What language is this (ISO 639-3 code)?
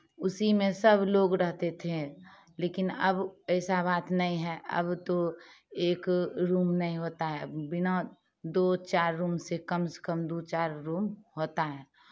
hin